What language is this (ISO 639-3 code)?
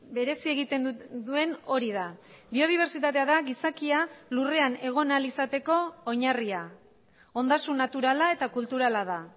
eus